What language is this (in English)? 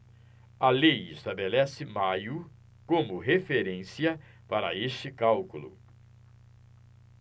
Portuguese